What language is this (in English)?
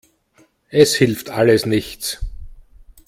German